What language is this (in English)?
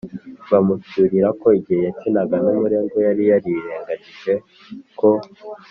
Kinyarwanda